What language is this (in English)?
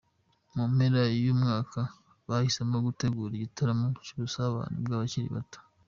Kinyarwanda